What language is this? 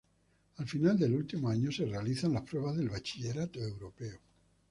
Spanish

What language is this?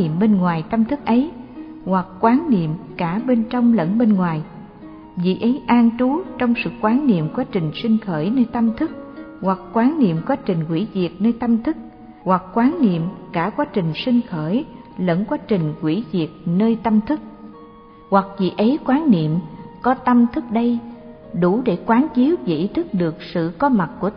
Vietnamese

